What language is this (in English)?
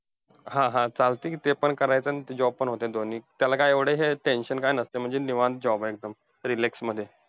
Marathi